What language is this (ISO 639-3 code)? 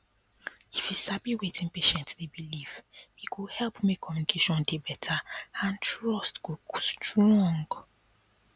pcm